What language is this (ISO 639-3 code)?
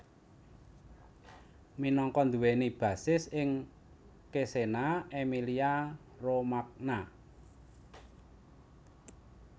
jav